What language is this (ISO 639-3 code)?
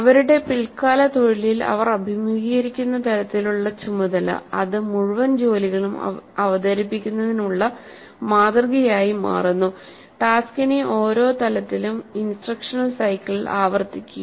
mal